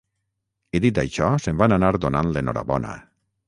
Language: Catalan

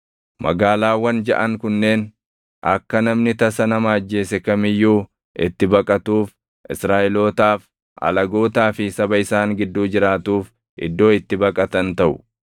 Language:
Oromo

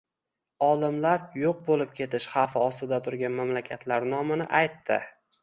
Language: Uzbek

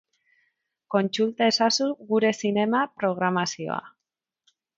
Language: Basque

